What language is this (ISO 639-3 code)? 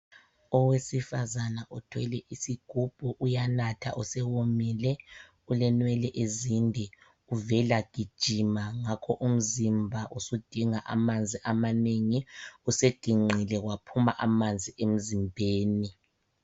nde